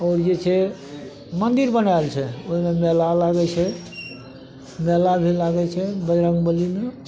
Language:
Maithili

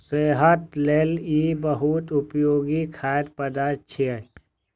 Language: Maithili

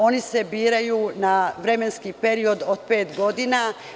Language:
Serbian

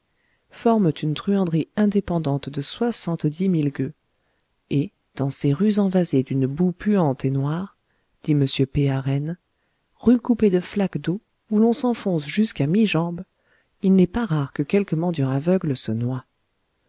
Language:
French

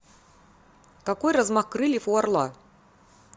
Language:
Russian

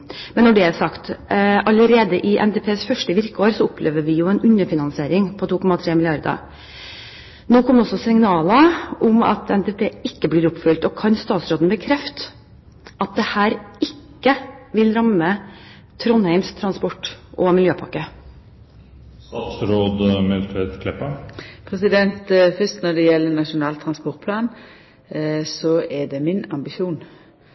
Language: Norwegian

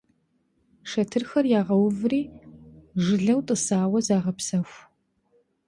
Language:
Kabardian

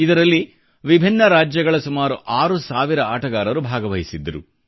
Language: Kannada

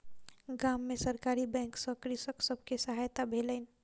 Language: Maithili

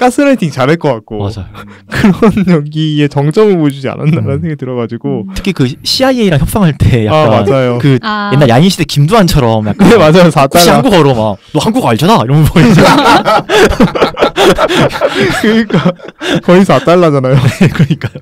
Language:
Korean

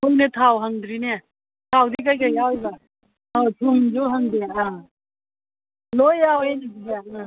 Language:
Manipuri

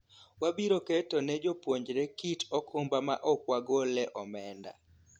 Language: Luo (Kenya and Tanzania)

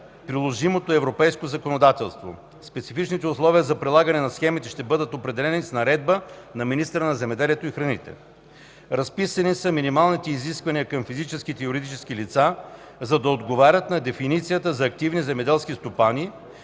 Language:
Bulgarian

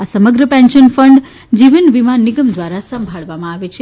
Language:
Gujarati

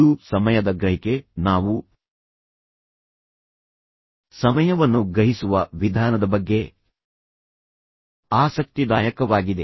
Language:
Kannada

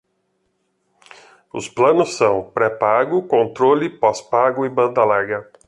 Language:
Portuguese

